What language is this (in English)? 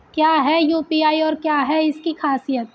Hindi